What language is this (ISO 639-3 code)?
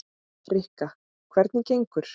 isl